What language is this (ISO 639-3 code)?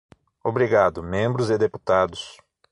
por